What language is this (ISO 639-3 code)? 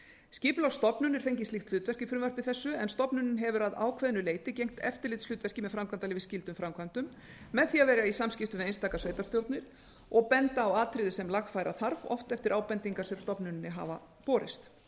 isl